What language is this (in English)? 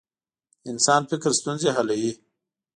Pashto